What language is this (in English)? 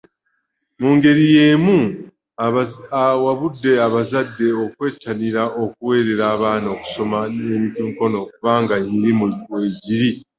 Ganda